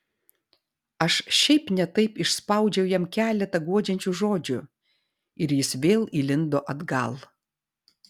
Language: Lithuanian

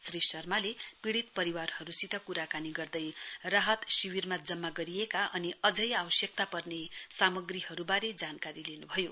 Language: Nepali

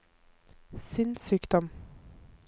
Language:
Norwegian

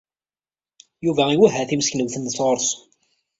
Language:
Kabyle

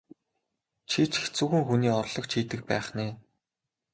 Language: Mongolian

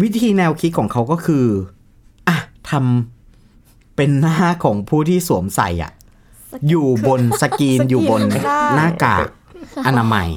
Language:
Thai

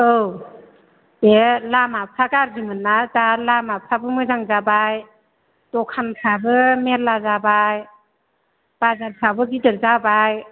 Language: Bodo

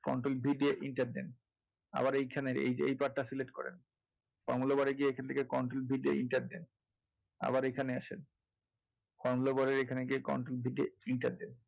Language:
Bangla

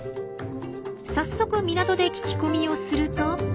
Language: Japanese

